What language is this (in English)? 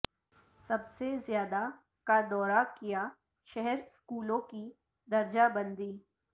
Urdu